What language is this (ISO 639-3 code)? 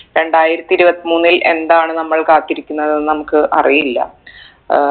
mal